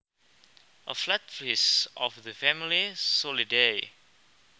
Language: Javanese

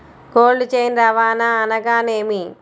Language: Telugu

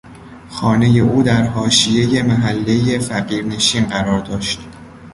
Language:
Persian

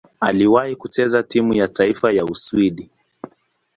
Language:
Swahili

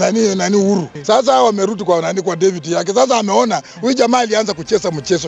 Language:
Swahili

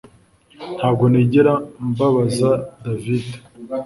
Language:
Kinyarwanda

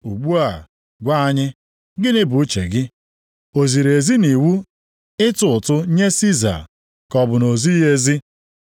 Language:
Igbo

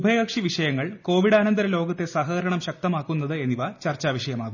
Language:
Malayalam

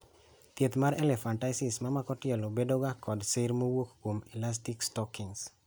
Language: Luo (Kenya and Tanzania)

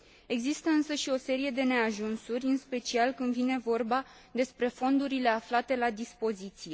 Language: Romanian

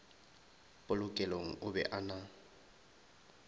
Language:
Northern Sotho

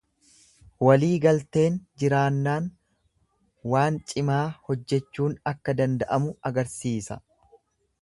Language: Oromo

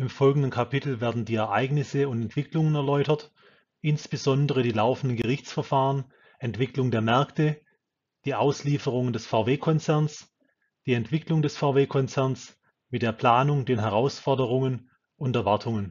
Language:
German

